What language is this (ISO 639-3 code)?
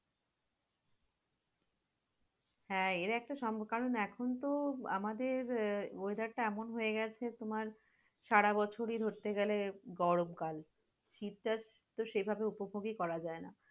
ben